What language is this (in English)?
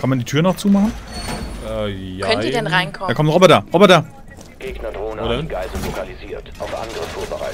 German